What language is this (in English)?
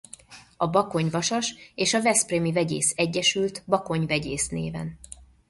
Hungarian